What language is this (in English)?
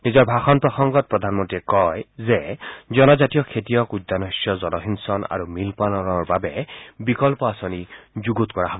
Assamese